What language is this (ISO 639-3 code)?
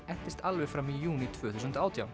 isl